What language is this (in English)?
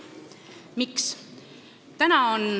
Estonian